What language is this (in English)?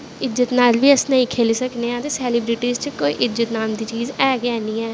Dogri